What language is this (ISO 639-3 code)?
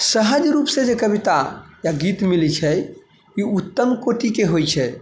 mai